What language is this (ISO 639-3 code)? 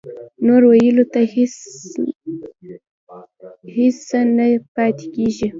pus